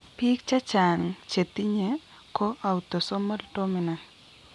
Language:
Kalenjin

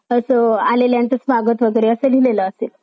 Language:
Marathi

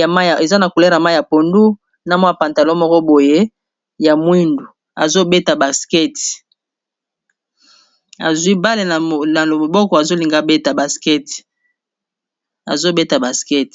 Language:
Lingala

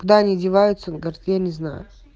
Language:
Russian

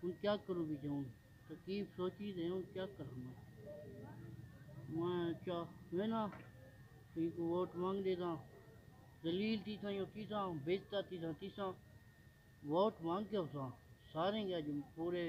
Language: Romanian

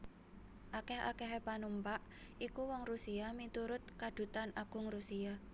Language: Javanese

